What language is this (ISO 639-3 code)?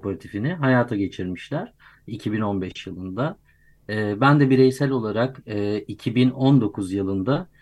tur